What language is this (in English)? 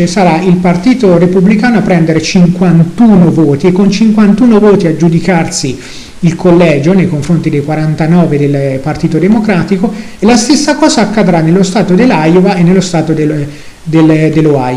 Italian